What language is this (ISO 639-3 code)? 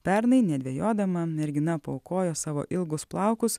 lit